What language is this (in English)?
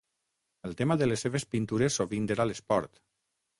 Catalan